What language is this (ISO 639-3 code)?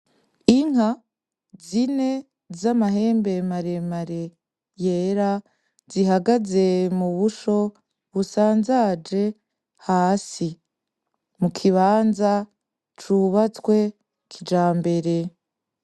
run